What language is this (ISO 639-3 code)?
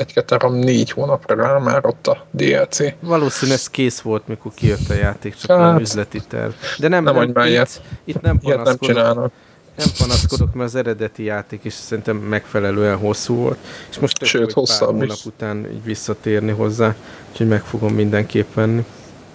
hun